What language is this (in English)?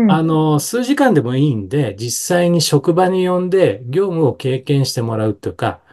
Japanese